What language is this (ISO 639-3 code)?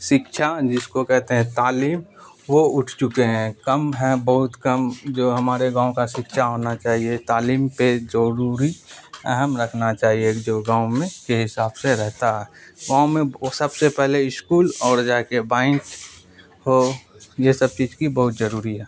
urd